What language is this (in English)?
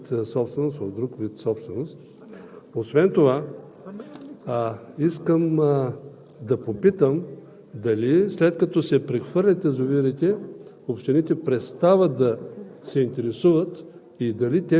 Bulgarian